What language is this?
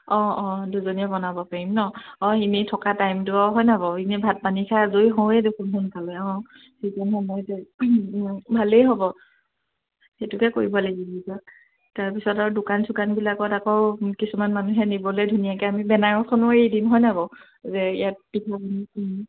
Assamese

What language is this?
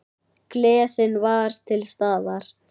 Icelandic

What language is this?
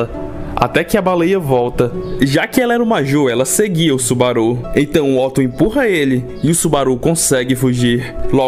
Portuguese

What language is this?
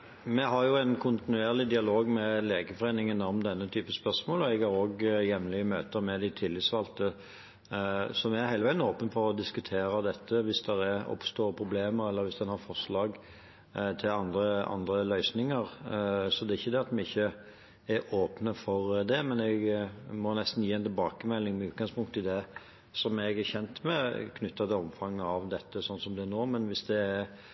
Norwegian Bokmål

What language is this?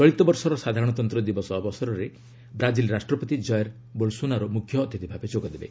Odia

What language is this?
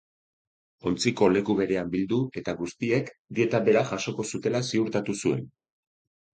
Basque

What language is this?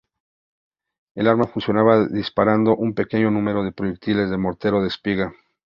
Spanish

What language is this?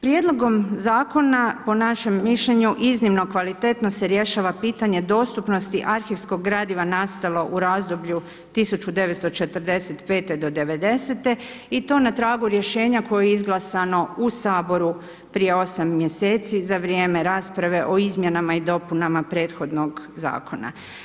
Croatian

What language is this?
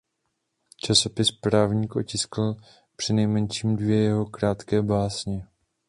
Czech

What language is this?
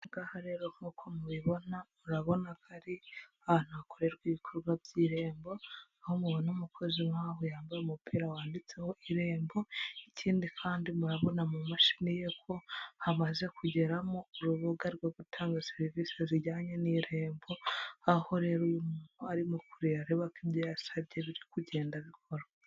Kinyarwanda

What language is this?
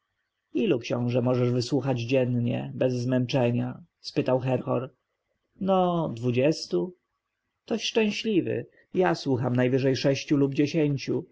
Polish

